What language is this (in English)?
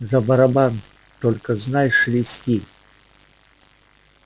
Russian